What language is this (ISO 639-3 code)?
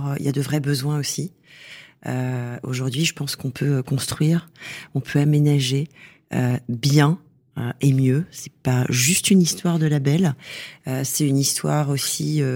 fra